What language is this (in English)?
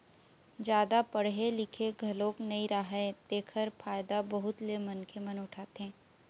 Chhattisgarhi